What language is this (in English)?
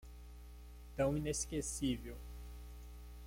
Portuguese